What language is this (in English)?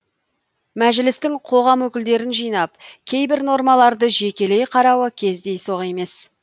Kazakh